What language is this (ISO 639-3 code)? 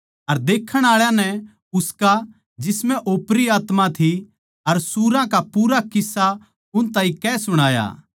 bgc